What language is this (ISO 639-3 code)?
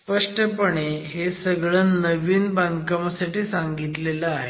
mar